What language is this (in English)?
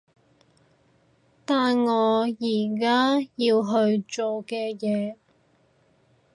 Cantonese